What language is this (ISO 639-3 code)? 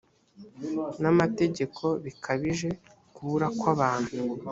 kin